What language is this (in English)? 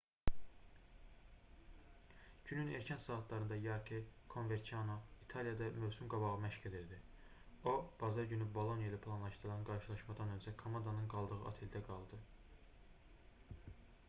Azerbaijani